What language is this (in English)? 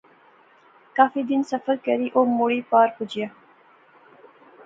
Pahari-Potwari